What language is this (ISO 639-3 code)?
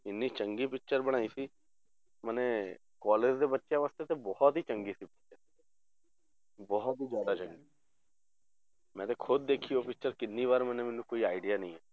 pan